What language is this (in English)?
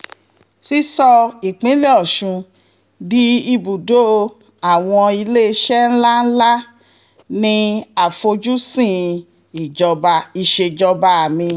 Yoruba